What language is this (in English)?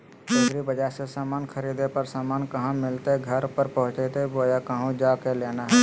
Magahi